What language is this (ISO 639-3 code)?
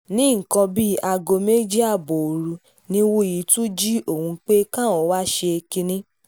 yor